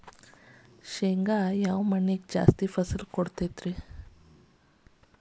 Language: Kannada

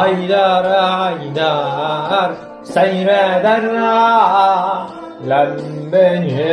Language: Turkish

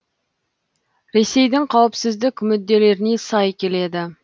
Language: Kazakh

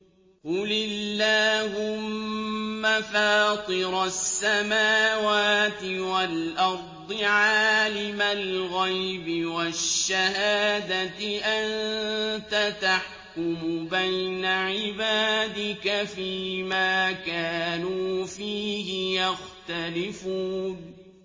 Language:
Arabic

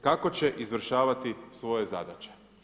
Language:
Croatian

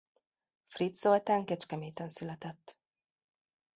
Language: Hungarian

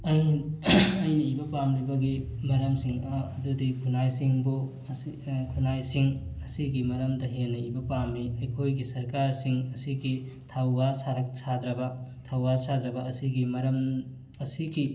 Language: Manipuri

